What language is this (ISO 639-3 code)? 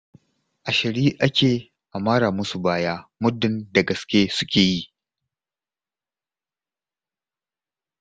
hau